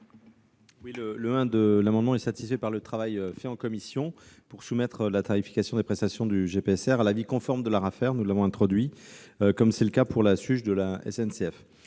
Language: French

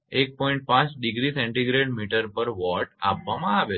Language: Gujarati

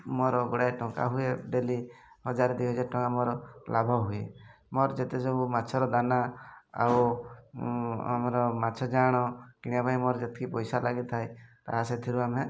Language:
Odia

